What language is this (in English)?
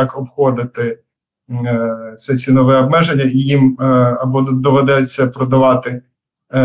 Ukrainian